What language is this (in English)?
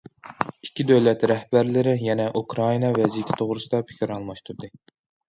Uyghur